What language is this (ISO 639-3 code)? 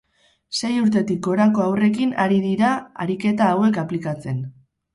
eus